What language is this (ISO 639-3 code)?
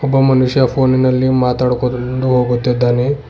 kan